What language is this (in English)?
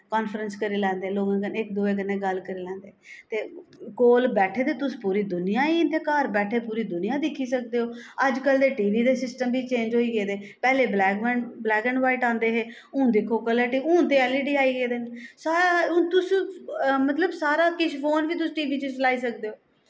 Dogri